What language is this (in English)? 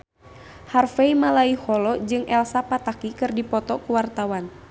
Sundanese